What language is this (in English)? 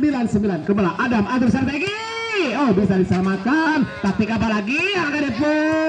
Indonesian